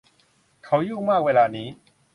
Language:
Thai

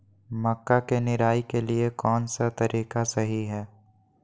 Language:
Magahi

